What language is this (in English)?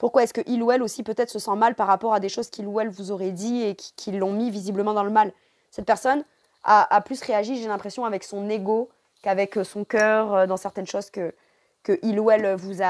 French